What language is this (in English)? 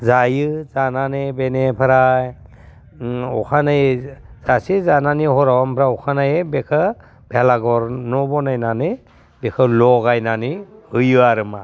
Bodo